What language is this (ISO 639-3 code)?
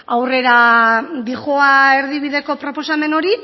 eus